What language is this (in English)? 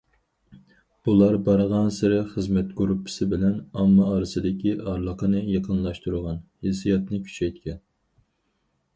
Uyghur